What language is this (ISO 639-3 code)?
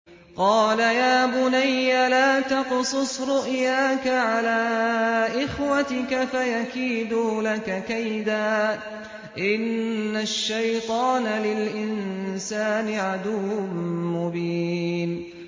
ara